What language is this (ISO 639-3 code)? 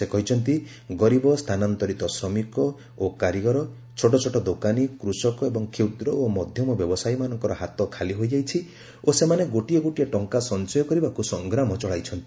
ori